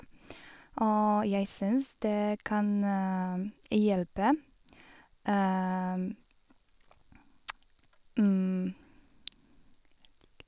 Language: Norwegian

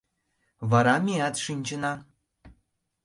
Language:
Mari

